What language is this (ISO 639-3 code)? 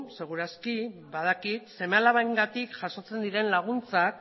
eus